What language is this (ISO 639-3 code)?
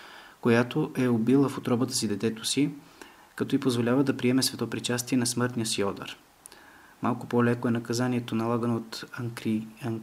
bul